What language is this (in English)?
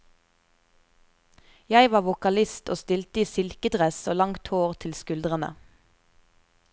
Norwegian